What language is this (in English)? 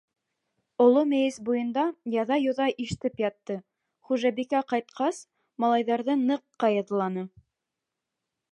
Bashkir